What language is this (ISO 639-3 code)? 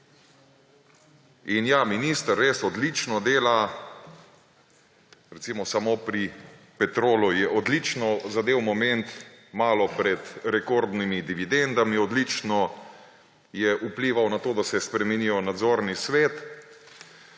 slv